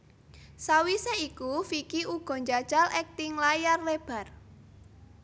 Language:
Javanese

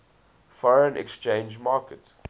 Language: English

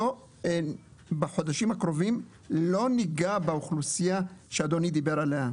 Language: Hebrew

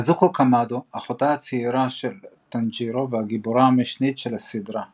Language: Hebrew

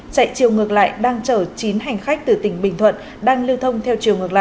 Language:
Vietnamese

